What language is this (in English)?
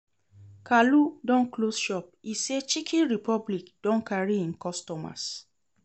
Nigerian Pidgin